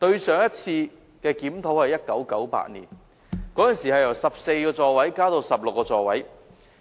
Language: Cantonese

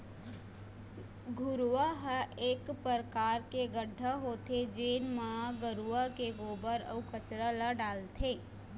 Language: Chhattisgarhi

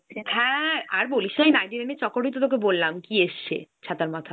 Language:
Bangla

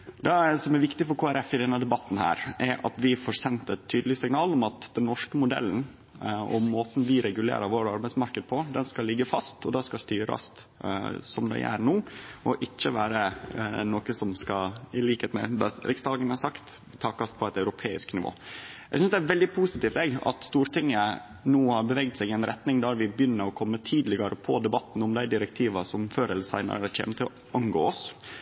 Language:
Norwegian Nynorsk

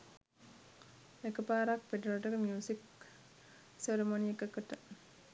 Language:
Sinhala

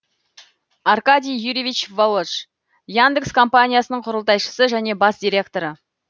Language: Kazakh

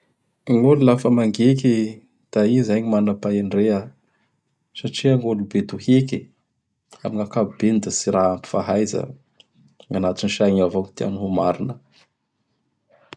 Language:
Bara Malagasy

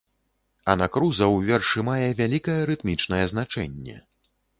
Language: Belarusian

